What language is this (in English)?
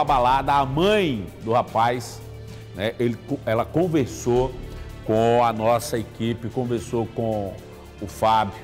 Portuguese